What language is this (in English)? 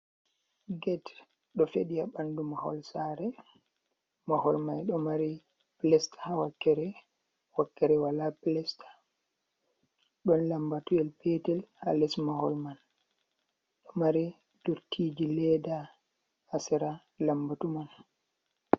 Fula